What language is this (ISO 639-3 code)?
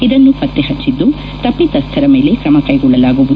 kan